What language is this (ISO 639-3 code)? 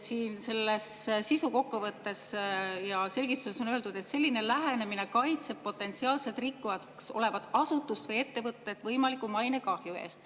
est